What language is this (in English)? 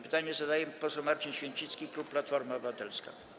Polish